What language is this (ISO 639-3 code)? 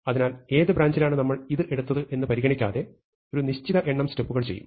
mal